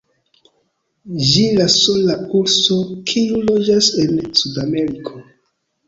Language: Esperanto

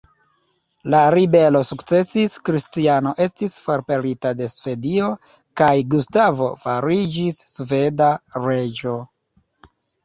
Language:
Esperanto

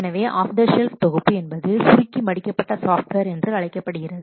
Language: Tamil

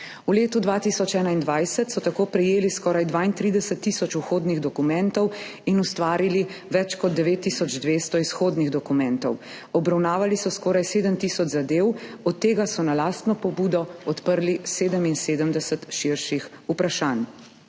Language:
Slovenian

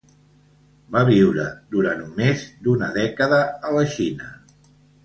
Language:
Catalan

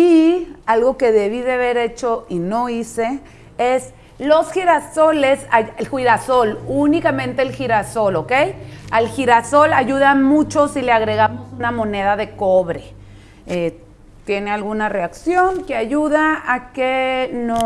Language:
Spanish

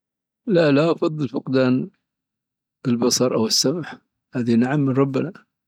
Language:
Dhofari Arabic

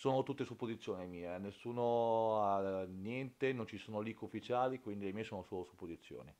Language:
Italian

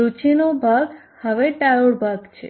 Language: Gujarati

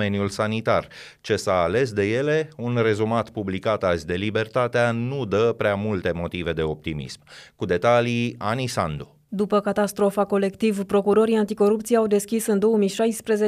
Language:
Romanian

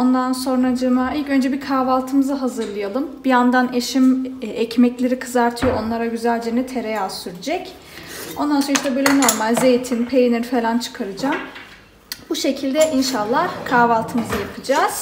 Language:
Turkish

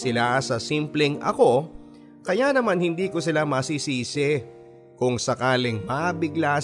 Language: Filipino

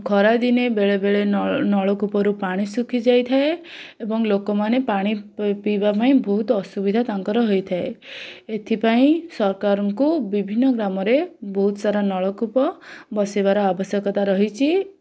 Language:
Odia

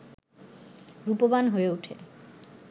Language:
Bangla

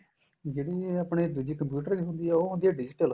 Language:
Punjabi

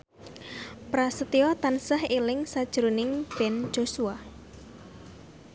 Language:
Javanese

